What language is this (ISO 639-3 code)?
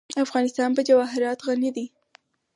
pus